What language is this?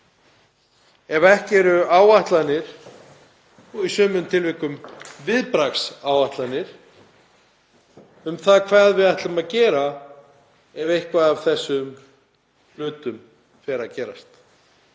Icelandic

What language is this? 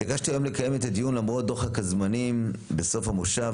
Hebrew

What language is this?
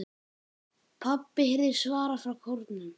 Icelandic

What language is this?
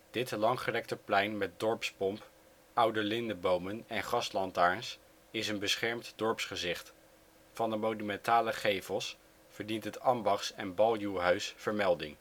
Dutch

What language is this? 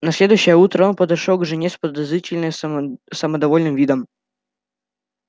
Russian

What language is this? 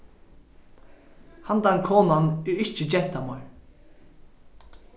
Faroese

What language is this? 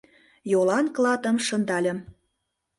Mari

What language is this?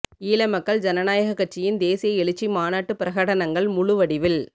Tamil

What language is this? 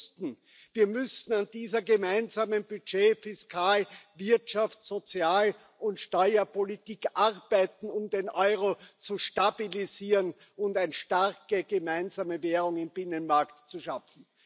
German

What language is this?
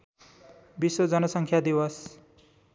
Nepali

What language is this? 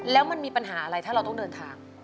Thai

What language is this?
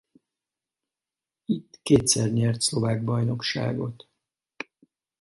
Hungarian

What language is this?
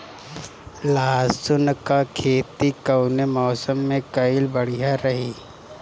Bhojpuri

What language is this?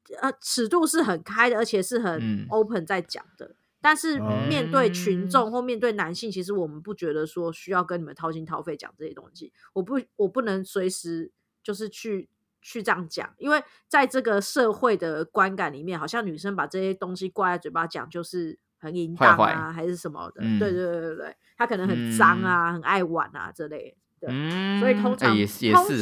Chinese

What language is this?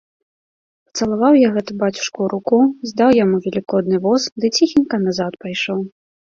Belarusian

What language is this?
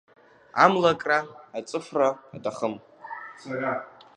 Abkhazian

